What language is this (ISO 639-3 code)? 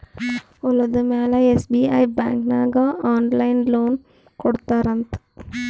kan